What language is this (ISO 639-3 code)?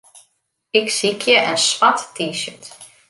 fry